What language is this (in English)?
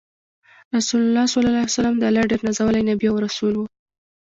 Pashto